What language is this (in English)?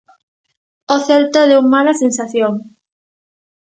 Galician